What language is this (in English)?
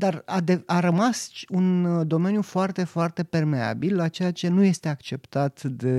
Romanian